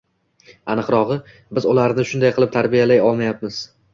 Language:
Uzbek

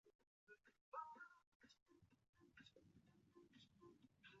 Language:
Chinese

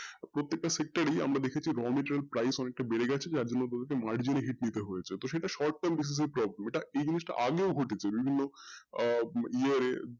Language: Bangla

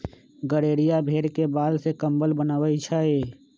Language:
Magahi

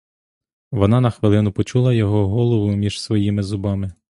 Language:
Ukrainian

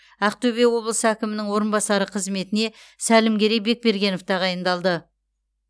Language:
Kazakh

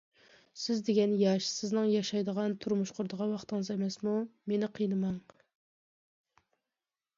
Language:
Uyghur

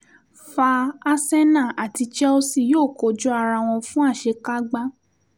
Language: Yoruba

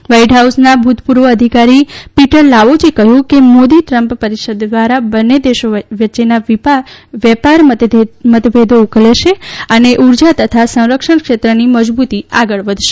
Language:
Gujarati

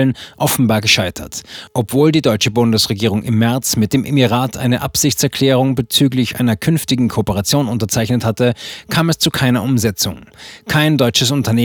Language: German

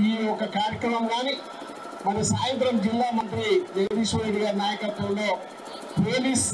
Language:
Telugu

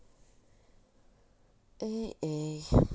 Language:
Russian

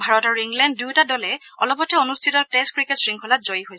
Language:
Assamese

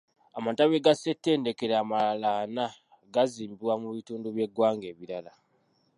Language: Ganda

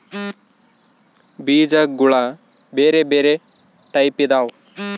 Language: Kannada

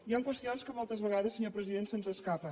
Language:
Catalan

